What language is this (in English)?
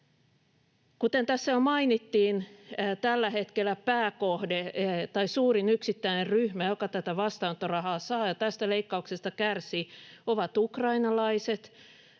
Finnish